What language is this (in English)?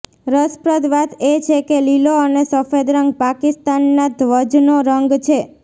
Gujarati